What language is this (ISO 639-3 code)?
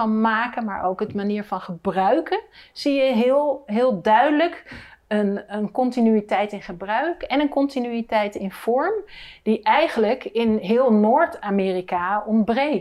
nld